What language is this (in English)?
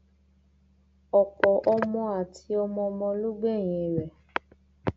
Yoruba